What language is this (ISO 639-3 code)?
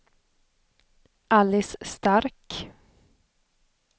swe